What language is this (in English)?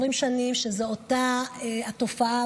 Hebrew